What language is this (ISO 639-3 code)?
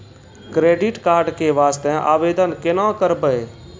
mai